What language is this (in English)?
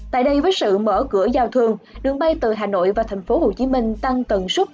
Vietnamese